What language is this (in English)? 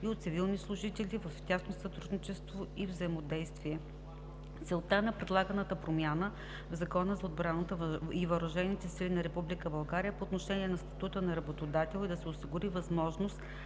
Bulgarian